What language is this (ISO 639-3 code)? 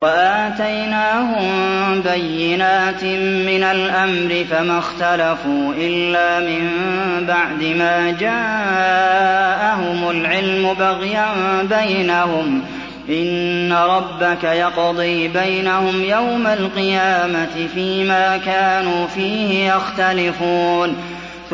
ara